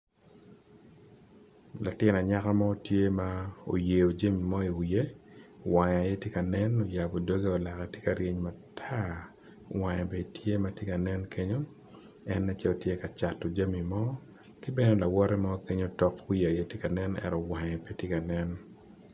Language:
Acoli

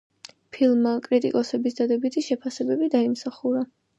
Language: Georgian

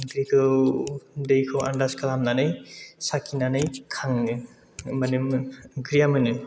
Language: Bodo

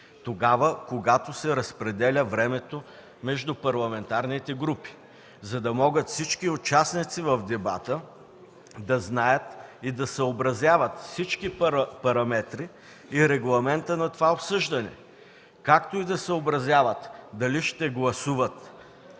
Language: Bulgarian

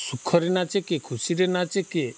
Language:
Odia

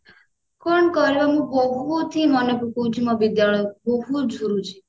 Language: Odia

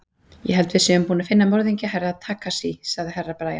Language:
Icelandic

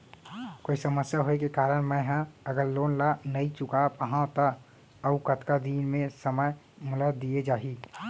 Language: Chhattisgarhi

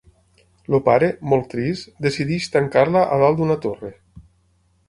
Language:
Catalan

